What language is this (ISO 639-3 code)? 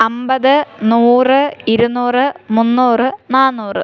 mal